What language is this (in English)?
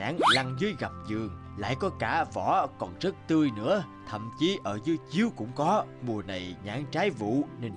Vietnamese